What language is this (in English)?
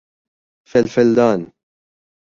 Persian